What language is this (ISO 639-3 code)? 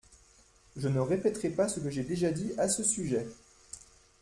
fra